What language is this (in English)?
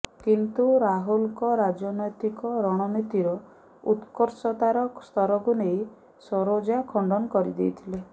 Odia